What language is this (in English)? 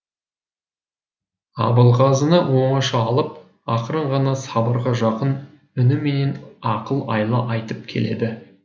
Kazakh